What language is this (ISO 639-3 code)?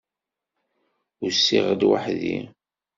kab